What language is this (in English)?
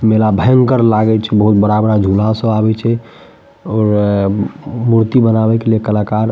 Maithili